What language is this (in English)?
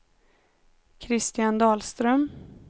Swedish